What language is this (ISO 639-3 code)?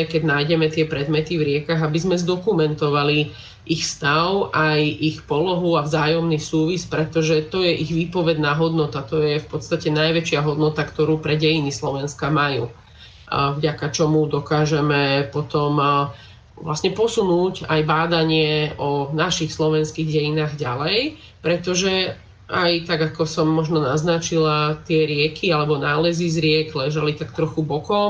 slk